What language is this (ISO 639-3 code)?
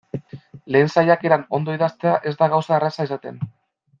eus